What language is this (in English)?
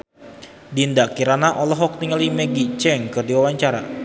Sundanese